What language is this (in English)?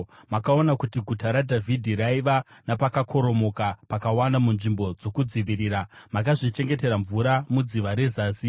Shona